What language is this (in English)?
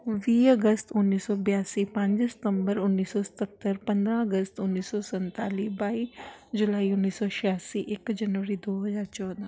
Punjabi